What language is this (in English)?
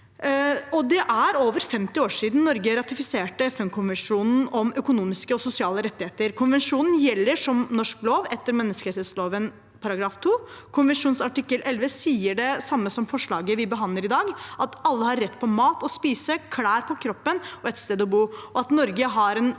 Norwegian